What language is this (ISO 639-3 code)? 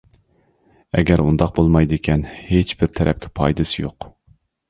uig